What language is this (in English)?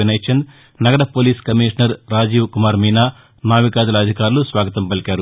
Telugu